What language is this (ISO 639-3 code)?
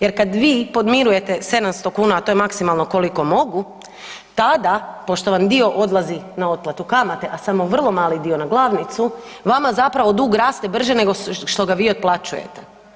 hrv